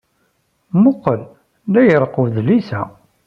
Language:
Kabyle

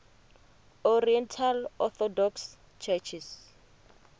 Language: Venda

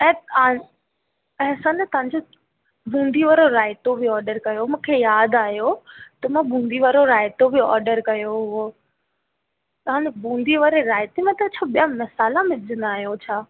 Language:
Sindhi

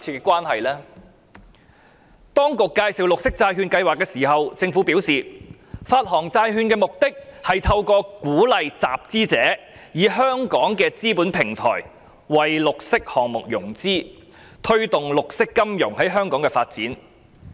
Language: Cantonese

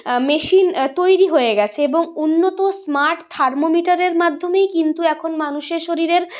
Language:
Bangla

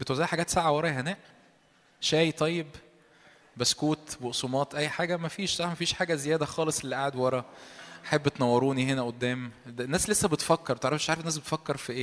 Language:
Arabic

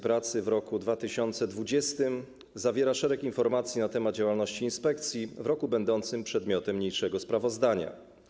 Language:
Polish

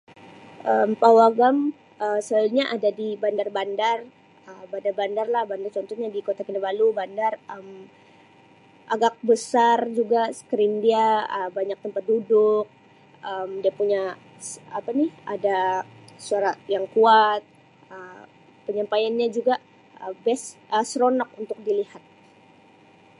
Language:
Sabah Malay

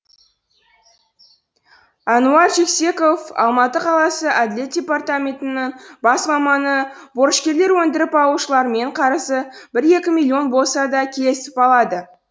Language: Kazakh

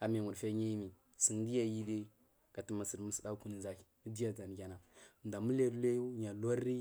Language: Marghi South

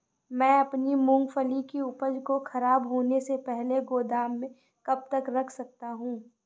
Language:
Hindi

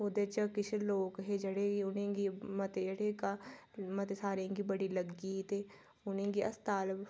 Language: Dogri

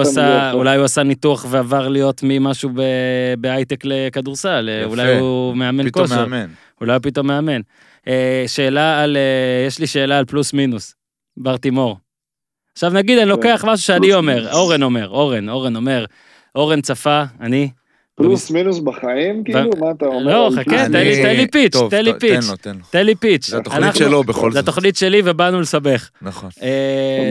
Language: Hebrew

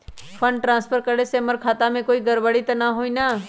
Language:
Magahi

